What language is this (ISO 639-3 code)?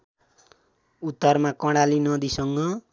nep